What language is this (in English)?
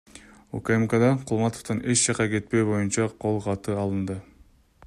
Kyrgyz